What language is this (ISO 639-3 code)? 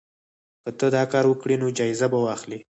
pus